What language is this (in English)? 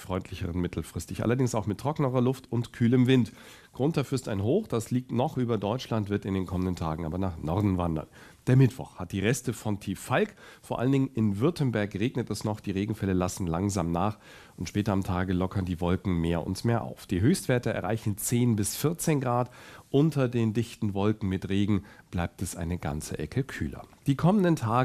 German